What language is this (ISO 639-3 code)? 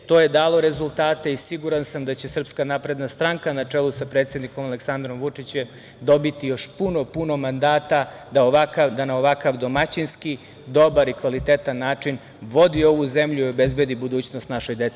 srp